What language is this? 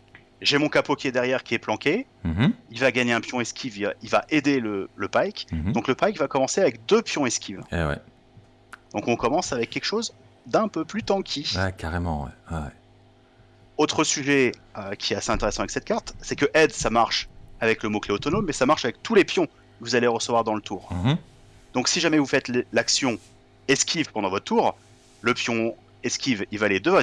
French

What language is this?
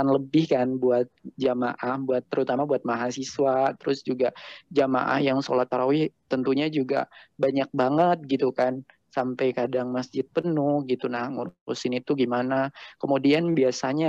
Indonesian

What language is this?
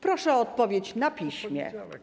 Polish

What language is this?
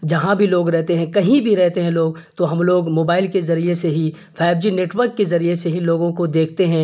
Urdu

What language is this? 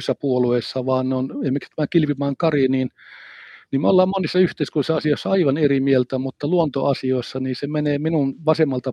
Finnish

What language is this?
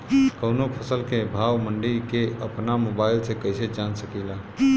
Bhojpuri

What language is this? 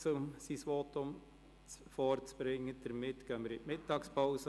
Swiss German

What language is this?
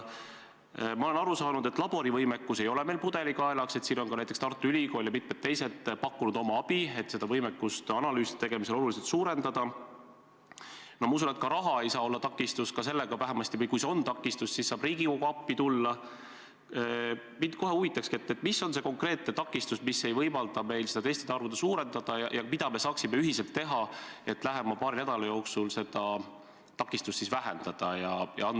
Estonian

